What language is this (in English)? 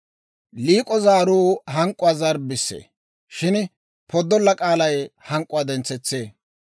Dawro